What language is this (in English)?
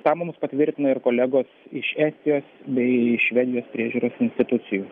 Lithuanian